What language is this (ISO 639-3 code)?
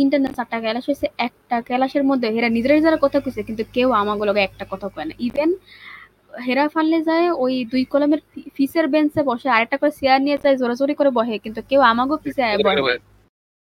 ben